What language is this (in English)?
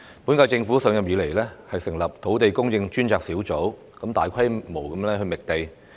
Cantonese